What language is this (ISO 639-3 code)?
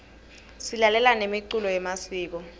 ssw